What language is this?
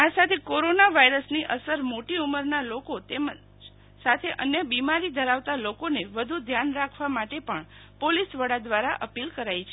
Gujarati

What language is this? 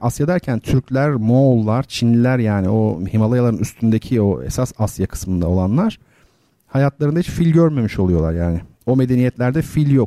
Turkish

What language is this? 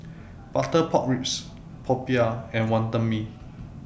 English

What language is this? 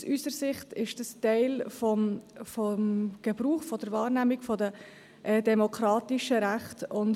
Swiss German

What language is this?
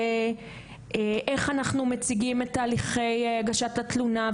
Hebrew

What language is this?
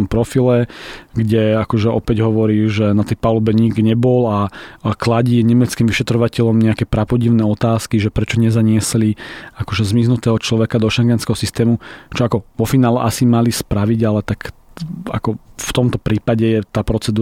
Slovak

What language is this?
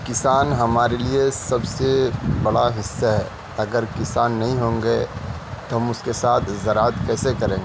Urdu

